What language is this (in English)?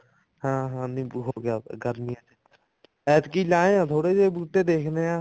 Punjabi